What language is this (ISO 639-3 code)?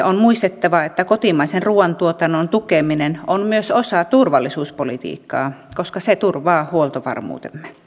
fin